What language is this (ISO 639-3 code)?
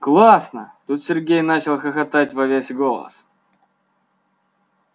rus